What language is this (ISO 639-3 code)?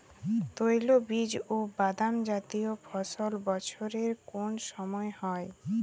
ben